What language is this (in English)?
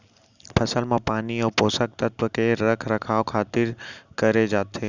Chhattisgarhi